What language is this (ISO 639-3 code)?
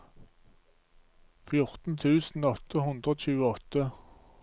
nor